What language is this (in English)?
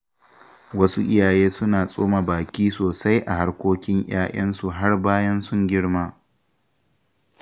Hausa